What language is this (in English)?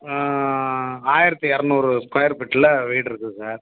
Tamil